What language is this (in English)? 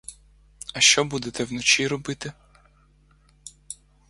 Ukrainian